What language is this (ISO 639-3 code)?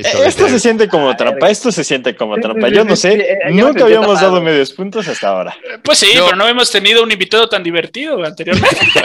spa